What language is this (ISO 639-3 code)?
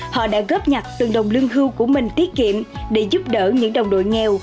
vie